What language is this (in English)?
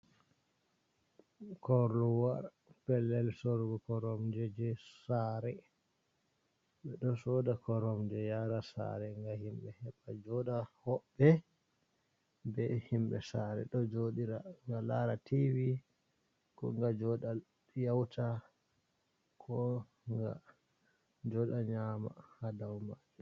Fula